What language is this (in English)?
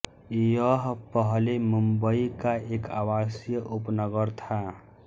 Hindi